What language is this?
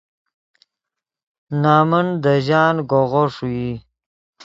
Yidgha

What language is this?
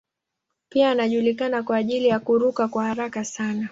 Swahili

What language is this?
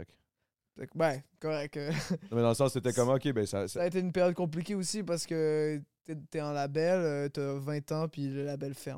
French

